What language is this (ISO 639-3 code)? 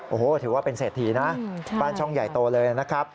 tha